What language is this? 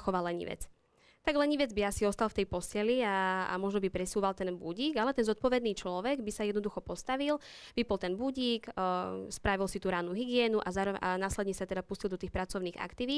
Slovak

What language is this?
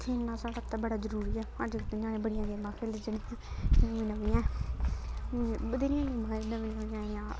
Dogri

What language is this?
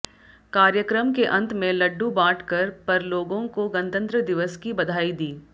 Hindi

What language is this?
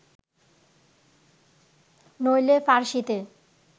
Bangla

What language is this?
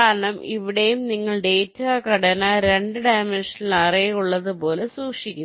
Malayalam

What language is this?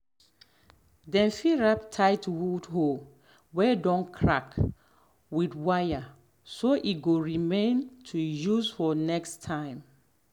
Nigerian Pidgin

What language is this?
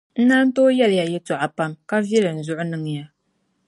Dagbani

